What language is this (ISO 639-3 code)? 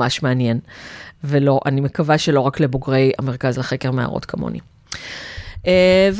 heb